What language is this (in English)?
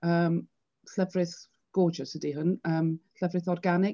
Welsh